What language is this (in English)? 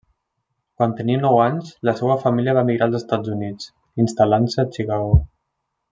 Catalan